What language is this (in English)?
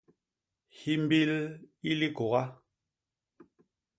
Basaa